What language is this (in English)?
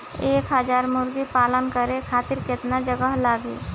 Bhojpuri